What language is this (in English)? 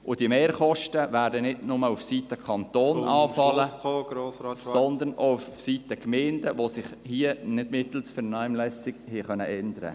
Swiss German